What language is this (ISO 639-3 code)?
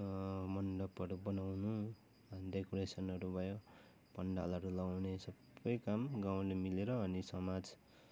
nep